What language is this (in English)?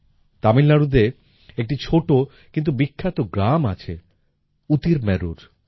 Bangla